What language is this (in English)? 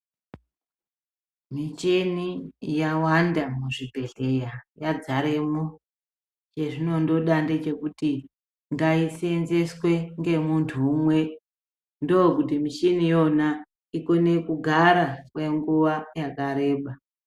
Ndau